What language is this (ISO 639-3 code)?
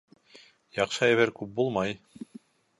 bak